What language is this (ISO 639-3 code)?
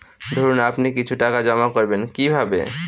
ben